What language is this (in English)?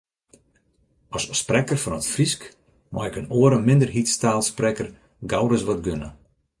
Western Frisian